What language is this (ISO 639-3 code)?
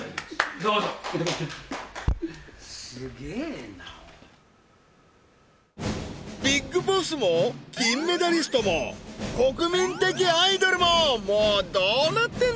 jpn